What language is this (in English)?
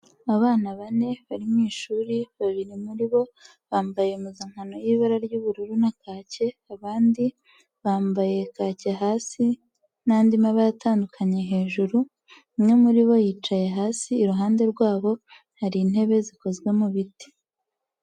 Kinyarwanda